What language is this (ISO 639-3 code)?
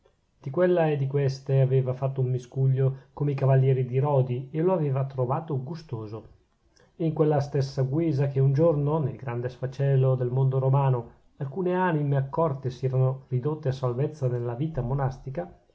ita